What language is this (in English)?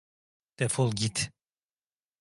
Turkish